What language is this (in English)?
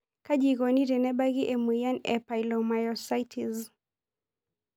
Masai